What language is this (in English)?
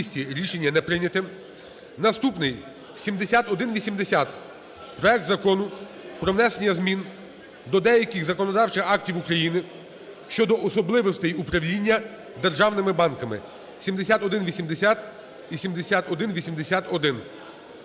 Ukrainian